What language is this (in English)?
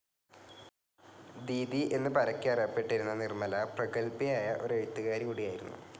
Malayalam